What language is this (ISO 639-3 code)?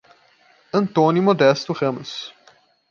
por